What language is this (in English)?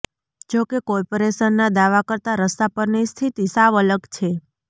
Gujarati